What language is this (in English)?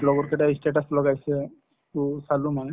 Assamese